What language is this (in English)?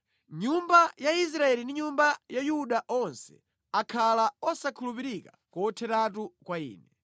Nyanja